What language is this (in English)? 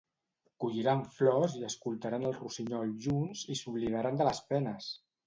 Catalan